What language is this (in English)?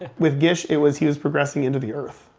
English